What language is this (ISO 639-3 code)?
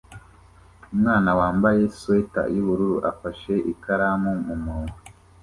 kin